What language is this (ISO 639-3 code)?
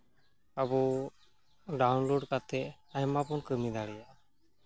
sat